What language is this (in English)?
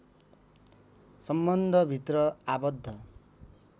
Nepali